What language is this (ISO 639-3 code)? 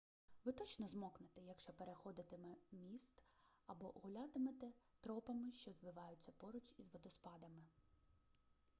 ukr